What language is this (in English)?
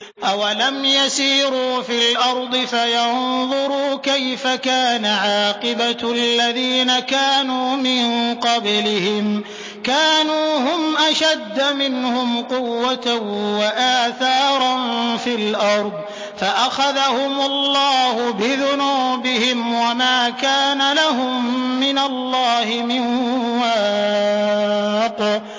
Arabic